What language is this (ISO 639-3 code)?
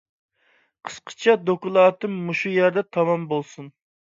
uig